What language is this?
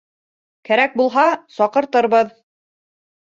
Bashkir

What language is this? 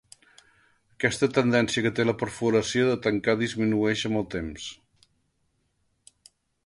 Catalan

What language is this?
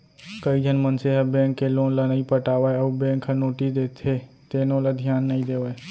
Chhattisgarhi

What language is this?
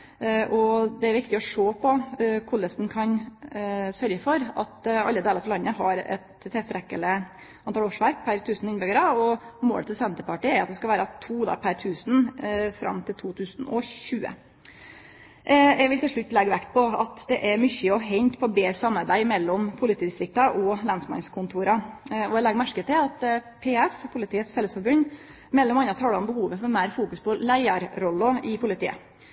Norwegian Nynorsk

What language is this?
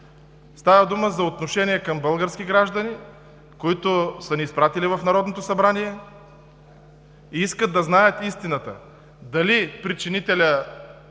Bulgarian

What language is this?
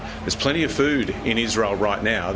Indonesian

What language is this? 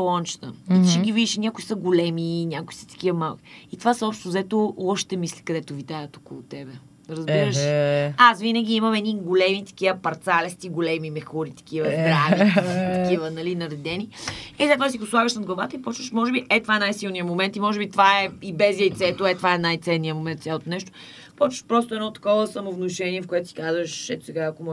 Bulgarian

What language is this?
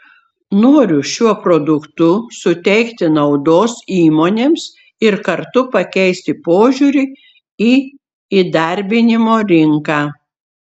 Lithuanian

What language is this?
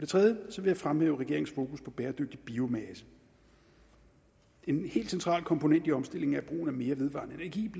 Danish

